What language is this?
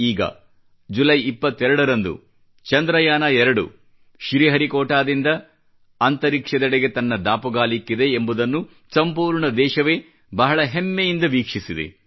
Kannada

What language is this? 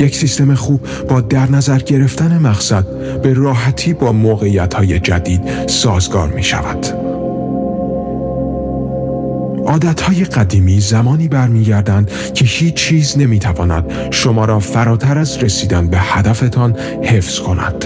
Persian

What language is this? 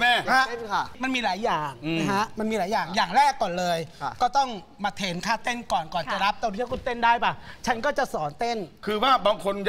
Thai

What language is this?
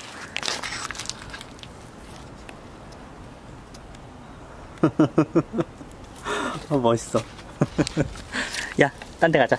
Korean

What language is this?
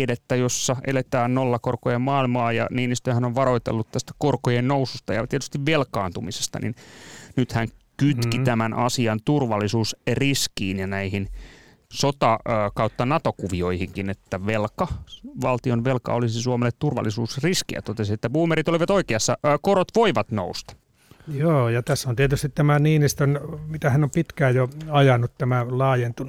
Finnish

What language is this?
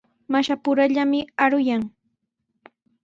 Sihuas Ancash Quechua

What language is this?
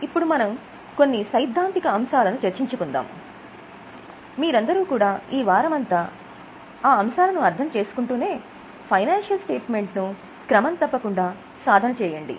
Telugu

